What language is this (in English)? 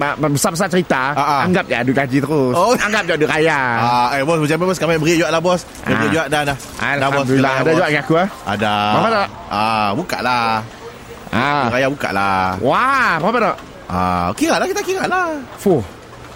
Malay